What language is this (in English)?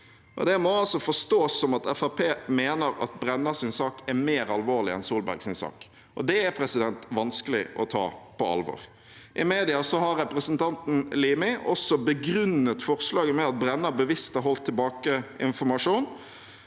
Norwegian